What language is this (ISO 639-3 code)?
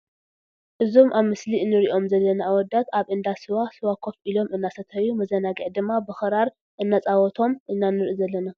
tir